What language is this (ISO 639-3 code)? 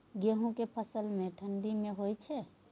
mai